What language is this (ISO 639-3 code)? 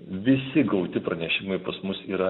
lit